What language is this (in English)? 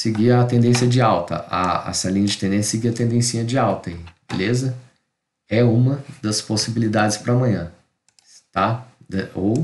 Portuguese